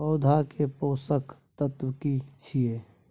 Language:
Maithili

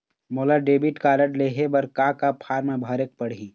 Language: Chhattisgarhi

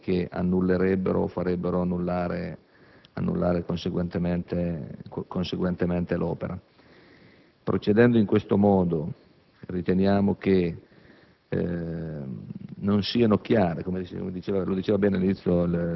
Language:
Italian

